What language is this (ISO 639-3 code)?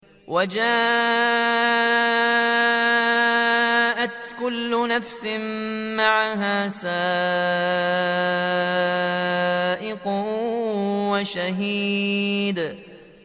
ara